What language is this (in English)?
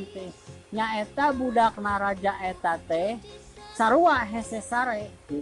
Indonesian